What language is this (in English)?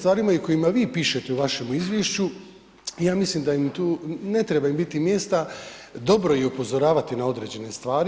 Croatian